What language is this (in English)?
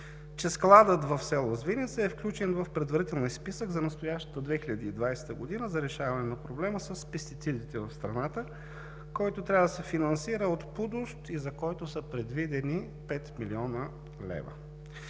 Bulgarian